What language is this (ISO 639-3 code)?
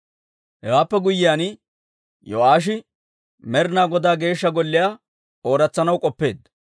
dwr